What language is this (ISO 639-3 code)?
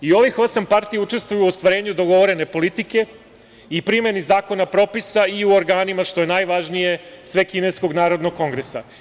srp